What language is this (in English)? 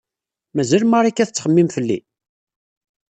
Kabyle